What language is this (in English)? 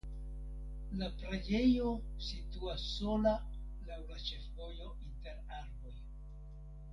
Esperanto